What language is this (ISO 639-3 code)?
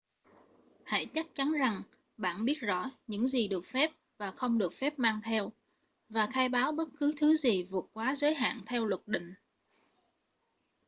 vie